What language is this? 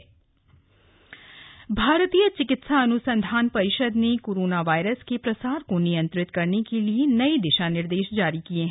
Hindi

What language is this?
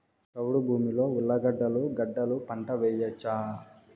Telugu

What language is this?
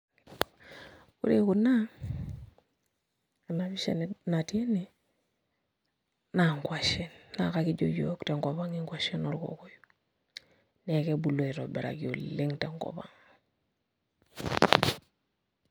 Masai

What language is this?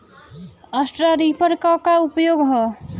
Bhojpuri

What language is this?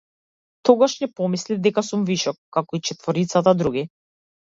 Macedonian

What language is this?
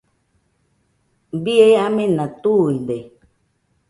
Nüpode Huitoto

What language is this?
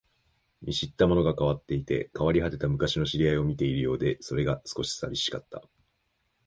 Japanese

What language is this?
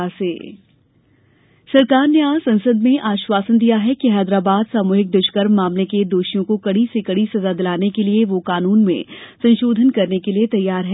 Hindi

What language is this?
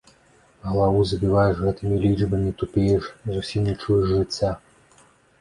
Belarusian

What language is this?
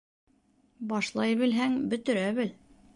Bashkir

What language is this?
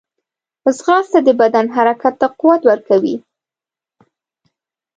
Pashto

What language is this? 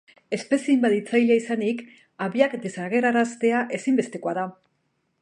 Basque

